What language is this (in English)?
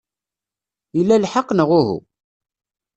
Kabyle